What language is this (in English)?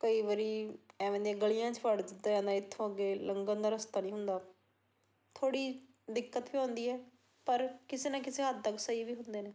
Punjabi